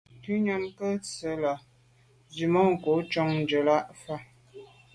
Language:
Medumba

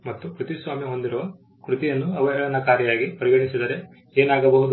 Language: Kannada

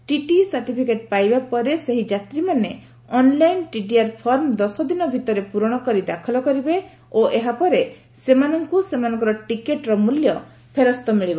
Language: Odia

